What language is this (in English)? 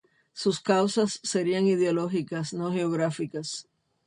Spanish